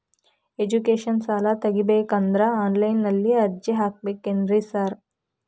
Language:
Kannada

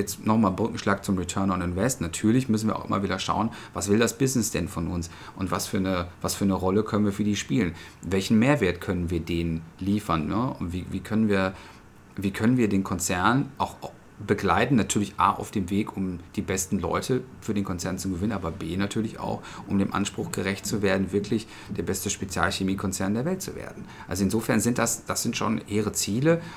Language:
German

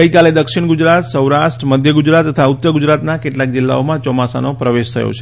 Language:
Gujarati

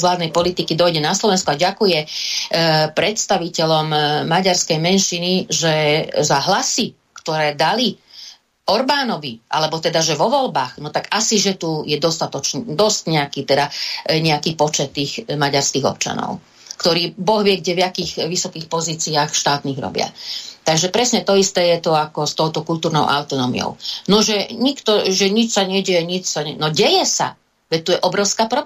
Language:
Slovak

